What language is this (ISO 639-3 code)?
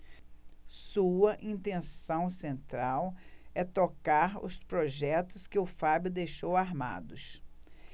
por